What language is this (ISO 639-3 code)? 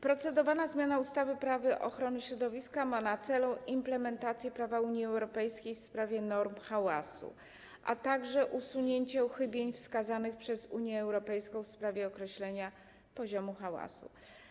pol